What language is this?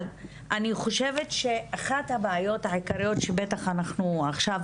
Hebrew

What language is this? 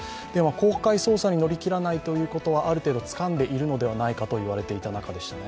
Japanese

